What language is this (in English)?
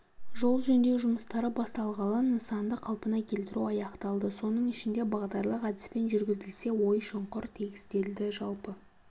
Kazakh